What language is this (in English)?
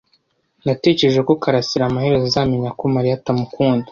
Kinyarwanda